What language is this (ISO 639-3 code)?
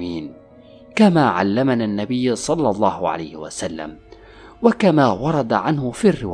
ara